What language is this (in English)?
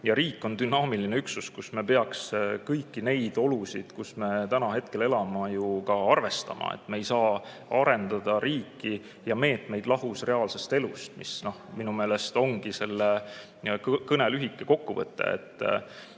Estonian